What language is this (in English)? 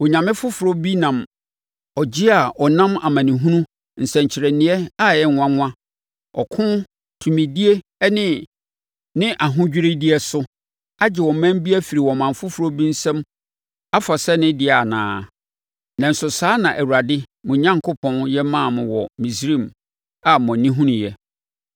Akan